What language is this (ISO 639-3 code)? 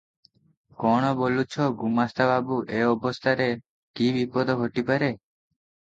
ori